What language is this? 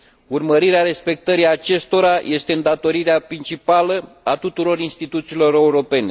Romanian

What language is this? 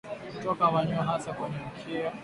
Swahili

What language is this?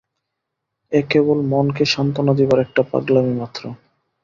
Bangla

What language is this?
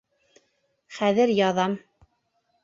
Bashkir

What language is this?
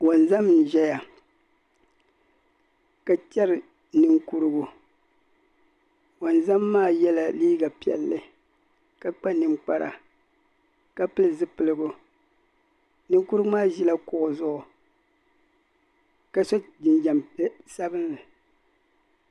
Dagbani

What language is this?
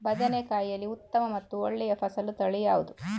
Kannada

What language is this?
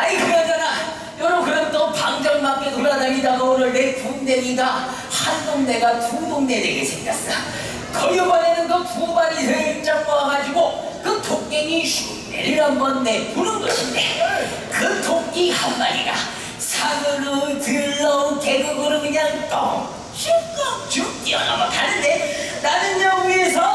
Korean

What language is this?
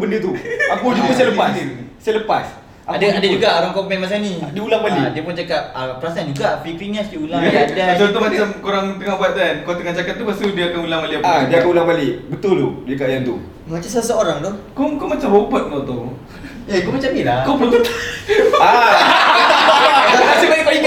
Malay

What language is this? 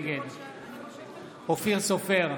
Hebrew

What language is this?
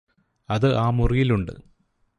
Malayalam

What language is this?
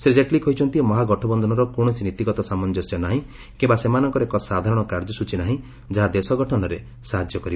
Odia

